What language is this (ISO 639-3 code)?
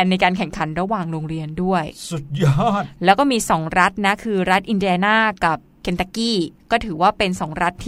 tha